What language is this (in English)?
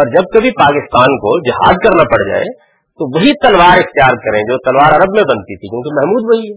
Urdu